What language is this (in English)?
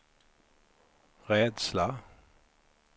Swedish